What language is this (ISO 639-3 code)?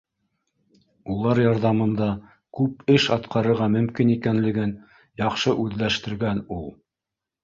bak